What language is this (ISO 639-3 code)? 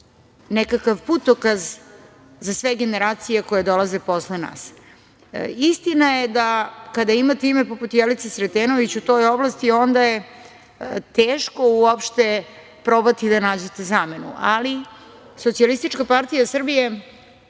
srp